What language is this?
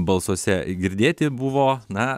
Lithuanian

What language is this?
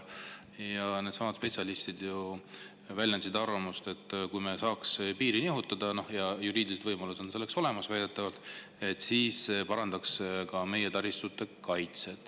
Estonian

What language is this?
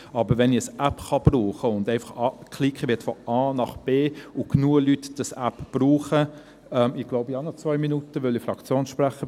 Swiss German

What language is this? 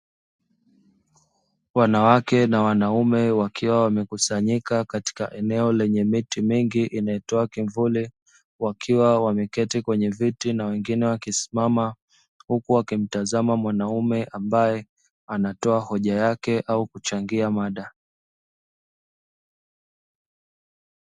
Swahili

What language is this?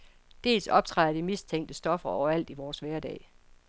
Danish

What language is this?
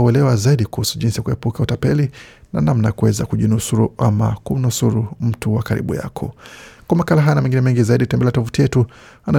Swahili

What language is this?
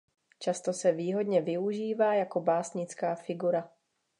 Czech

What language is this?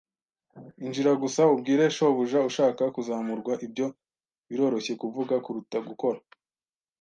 Kinyarwanda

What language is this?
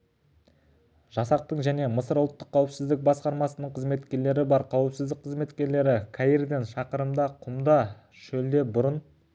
Kazakh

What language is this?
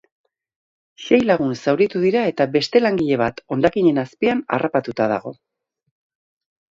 Basque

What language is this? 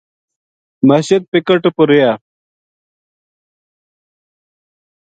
Gujari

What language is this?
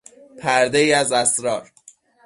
Persian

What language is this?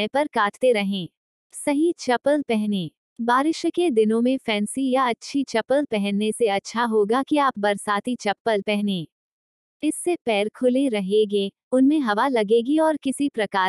Hindi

